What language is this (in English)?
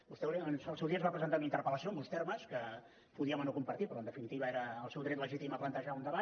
Catalan